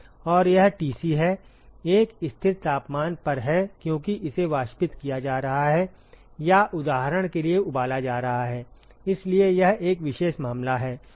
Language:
Hindi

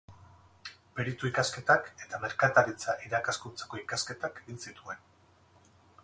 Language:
Basque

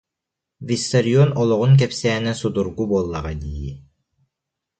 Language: Yakut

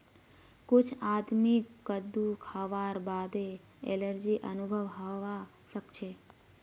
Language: Magahi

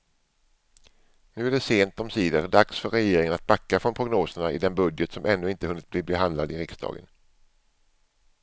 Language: Swedish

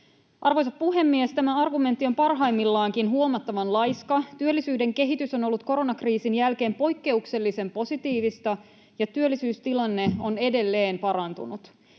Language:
Finnish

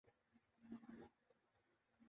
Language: Urdu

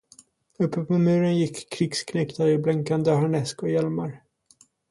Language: Swedish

